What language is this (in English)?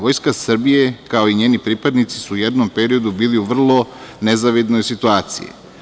Serbian